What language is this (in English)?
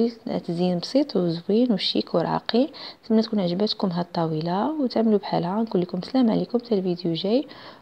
Arabic